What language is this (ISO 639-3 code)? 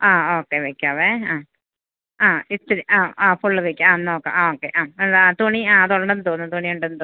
mal